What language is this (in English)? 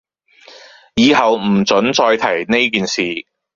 Cantonese